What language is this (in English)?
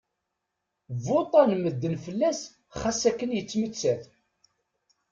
Kabyle